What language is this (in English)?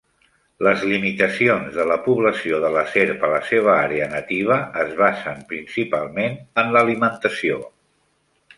Catalan